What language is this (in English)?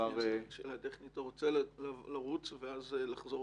Hebrew